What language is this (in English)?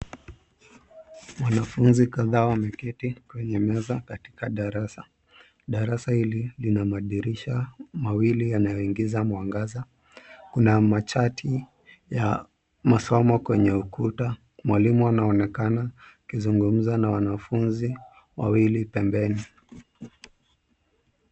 Swahili